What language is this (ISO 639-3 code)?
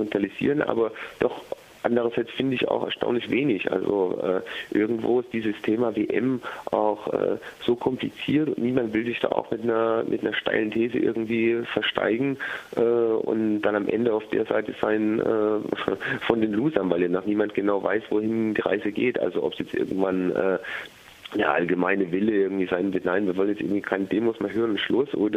deu